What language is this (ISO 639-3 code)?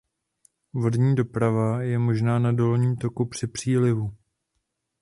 ces